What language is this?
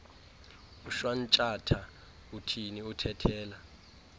Xhosa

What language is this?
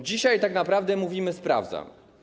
Polish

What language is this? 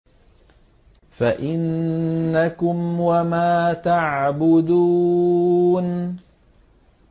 Arabic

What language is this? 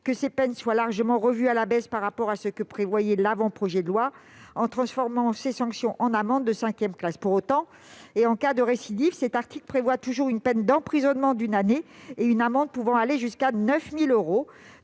French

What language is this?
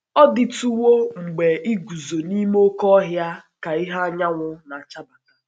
Igbo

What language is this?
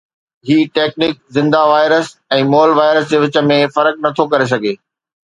Sindhi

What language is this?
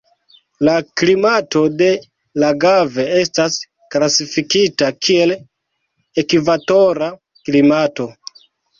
Esperanto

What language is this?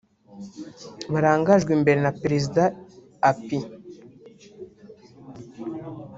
Kinyarwanda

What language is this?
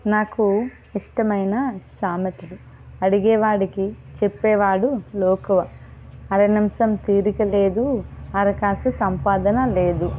Telugu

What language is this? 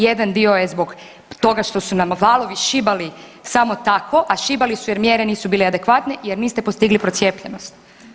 Croatian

